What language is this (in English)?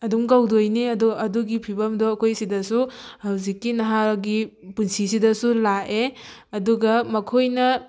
Manipuri